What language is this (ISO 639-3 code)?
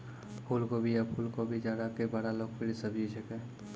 mai